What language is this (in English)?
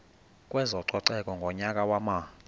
Xhosa